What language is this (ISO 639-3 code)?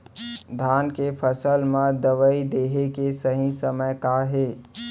hne